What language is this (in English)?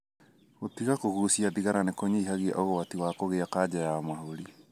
Kikuyu